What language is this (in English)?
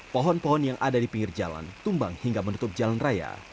Indonesian